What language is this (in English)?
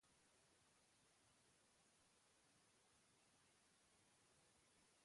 Basque